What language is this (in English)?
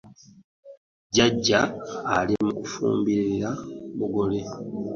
Ganda